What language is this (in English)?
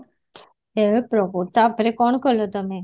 Odia